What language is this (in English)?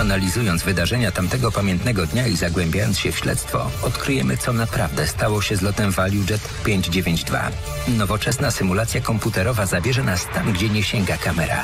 Polish